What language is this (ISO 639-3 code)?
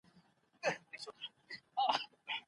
pus